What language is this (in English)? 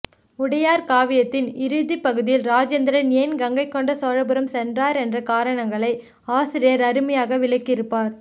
Tamil